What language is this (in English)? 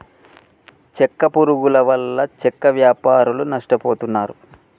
Telugu